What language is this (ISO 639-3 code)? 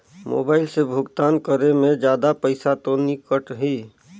hne